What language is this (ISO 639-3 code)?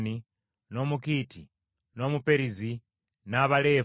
lug